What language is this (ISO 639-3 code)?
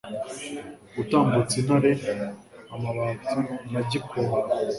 kin